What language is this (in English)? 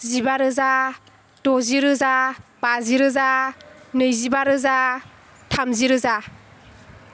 Bodo